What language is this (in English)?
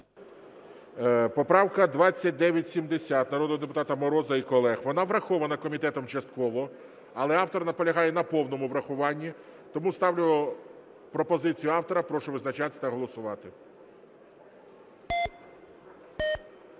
Ukrainian